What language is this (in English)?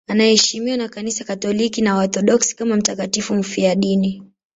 Swahili